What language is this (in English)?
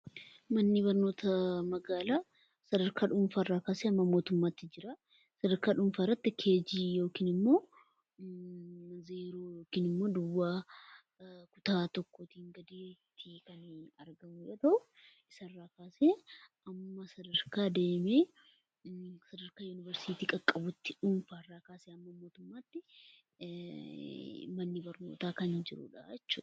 Oromo